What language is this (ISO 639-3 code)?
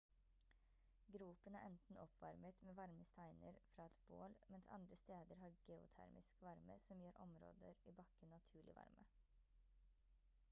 nob